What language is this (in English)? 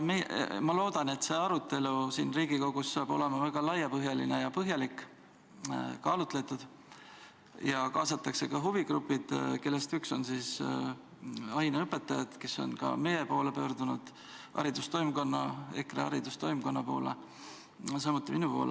Estonian